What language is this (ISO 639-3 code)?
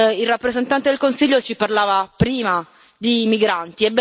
ita